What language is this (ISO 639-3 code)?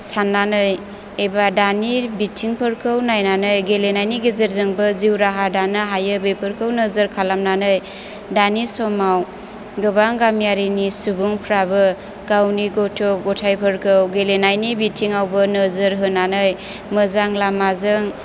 brx